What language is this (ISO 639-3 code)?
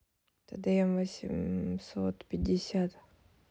rus